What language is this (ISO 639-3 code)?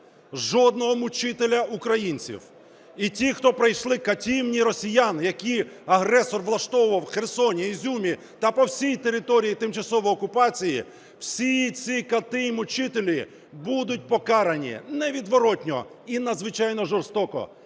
ukr